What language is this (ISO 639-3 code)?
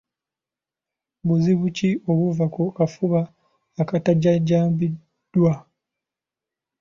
lug